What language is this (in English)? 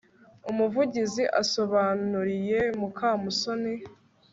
Kinyarwanda